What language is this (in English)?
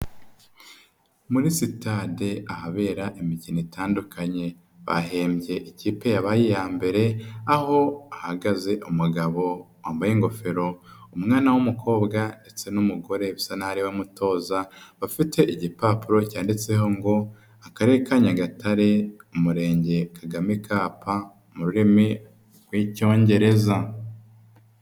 Kinyarwanda